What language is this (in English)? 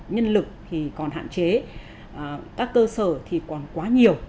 Vietnamese